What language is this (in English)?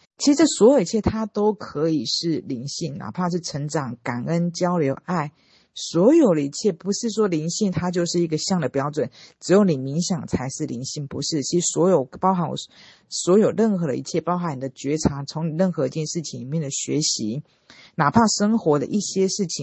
Chinese